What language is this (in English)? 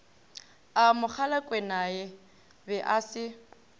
Northern Sotho